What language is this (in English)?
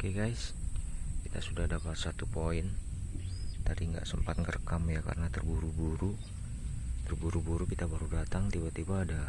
Indonesian